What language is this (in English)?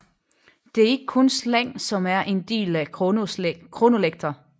Danish